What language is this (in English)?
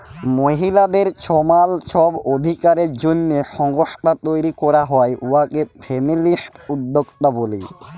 Bangla